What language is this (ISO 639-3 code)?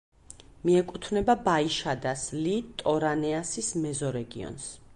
kat